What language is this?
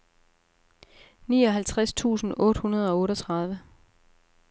Danish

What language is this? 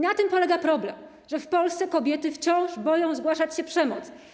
Polish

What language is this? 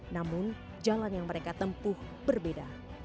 Indonesian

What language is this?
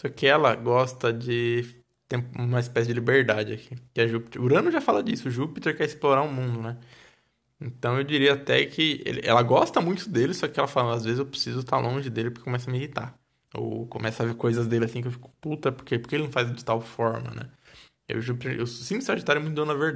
Portuguese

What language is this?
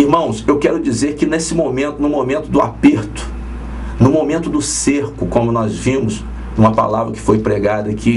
Portuguese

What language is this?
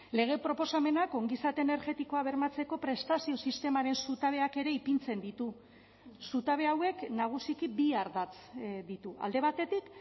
Basque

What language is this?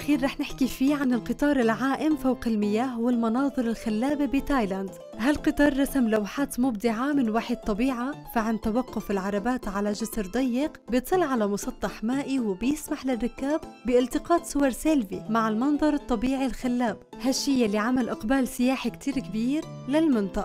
Arabic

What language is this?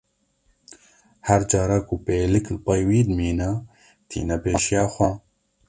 Kurdish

